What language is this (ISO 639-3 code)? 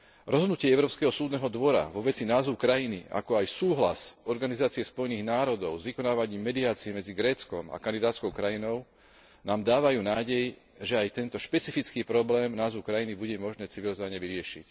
slk